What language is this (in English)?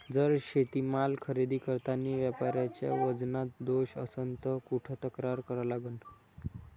Marathi